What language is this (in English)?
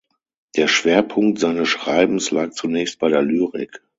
German